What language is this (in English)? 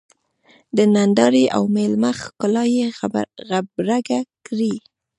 Pashto